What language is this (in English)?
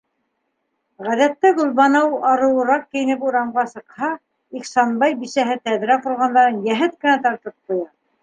Bashkir